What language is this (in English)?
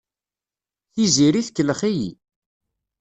Kabyle